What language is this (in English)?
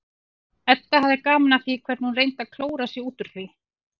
Icelandic